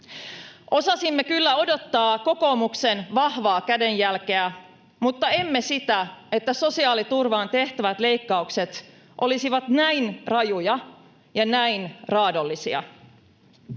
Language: Finnish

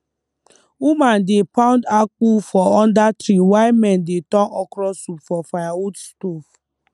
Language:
Nigerian Pidgin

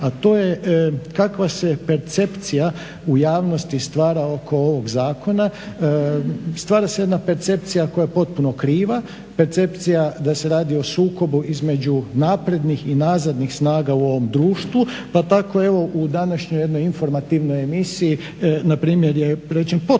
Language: Croatian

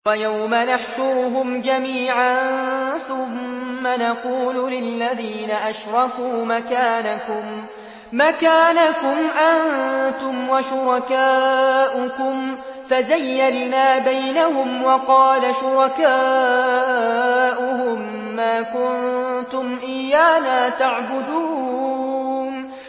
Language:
Arabic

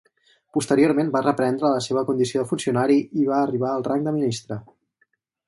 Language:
Catalan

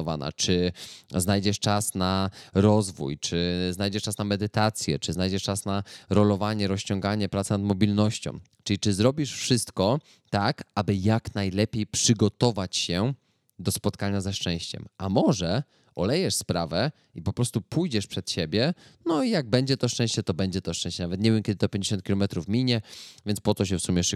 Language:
Polish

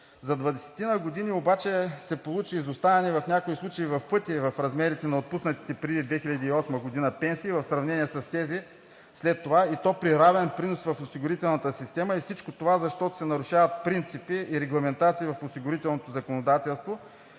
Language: Bulgarian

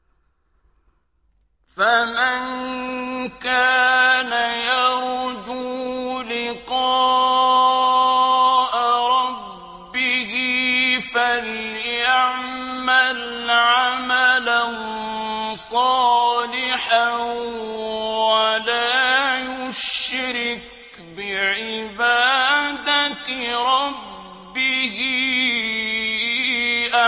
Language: Arabic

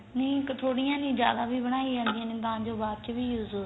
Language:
Punjabi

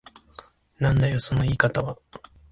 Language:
Japanese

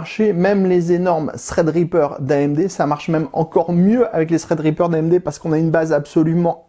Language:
French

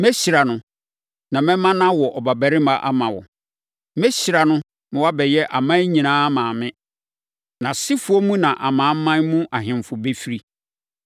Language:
Akan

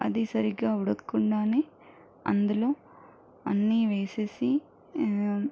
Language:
Telugu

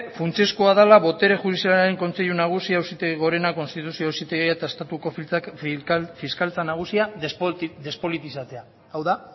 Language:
Basque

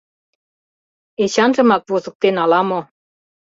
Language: Mari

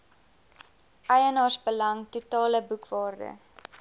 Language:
Afrikaans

